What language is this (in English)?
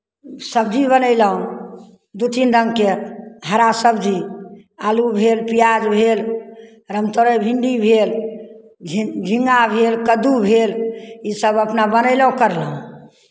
Maithili